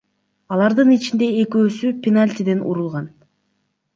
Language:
Kyrgyz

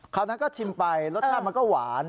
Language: Thai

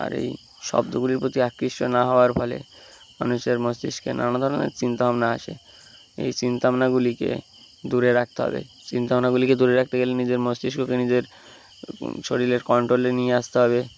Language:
Bangla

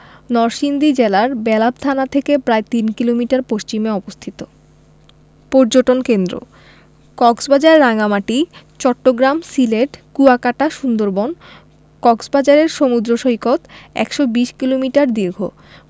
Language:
Bangla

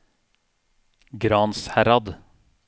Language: Norwegian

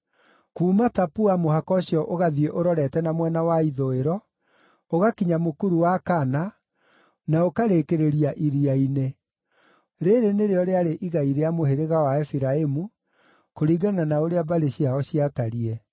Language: Kikuyu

